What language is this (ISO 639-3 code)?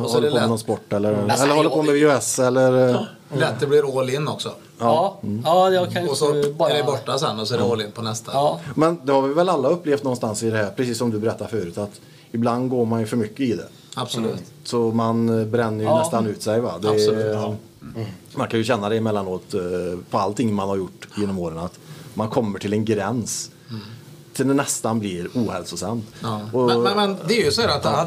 swe